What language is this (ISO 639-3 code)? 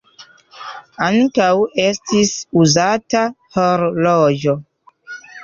epo